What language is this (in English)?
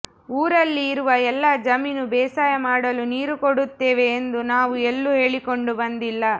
Kannada